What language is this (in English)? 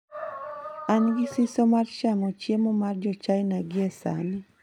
Luo (Kenya and Tanzania)